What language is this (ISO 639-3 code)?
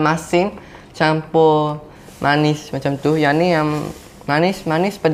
msa